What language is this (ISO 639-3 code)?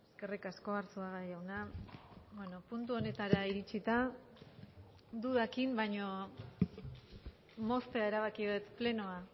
eus